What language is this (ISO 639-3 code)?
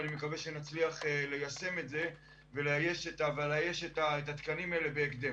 heb